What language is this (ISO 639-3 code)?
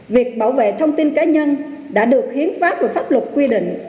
vie